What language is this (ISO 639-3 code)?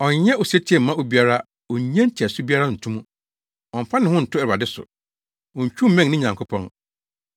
aka